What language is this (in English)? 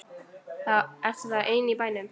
Icelandic